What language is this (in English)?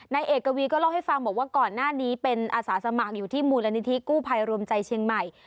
Thai